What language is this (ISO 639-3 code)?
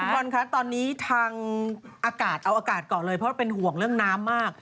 tha